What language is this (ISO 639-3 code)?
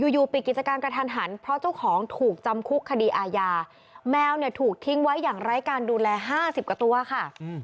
tha